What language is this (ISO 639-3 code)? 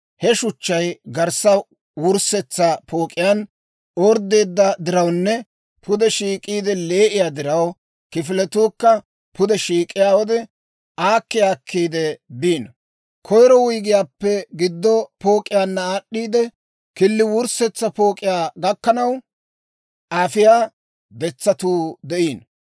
dwr